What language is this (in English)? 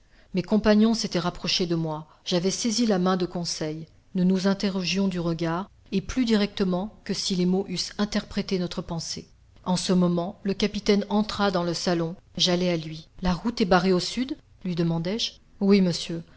French